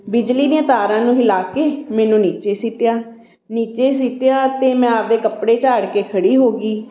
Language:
Punjabi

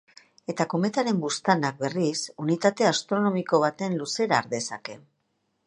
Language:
Basque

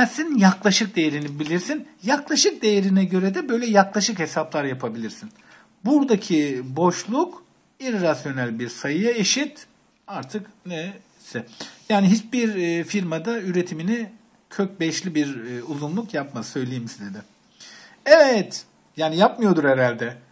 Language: Turkish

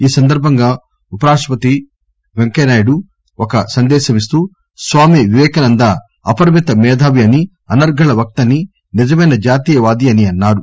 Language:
Telugu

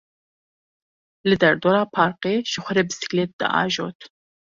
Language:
Kurdish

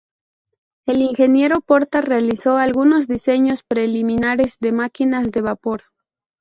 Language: Spanish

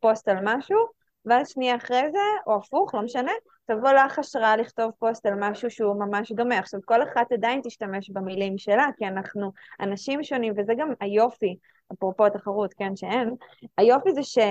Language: Hebrew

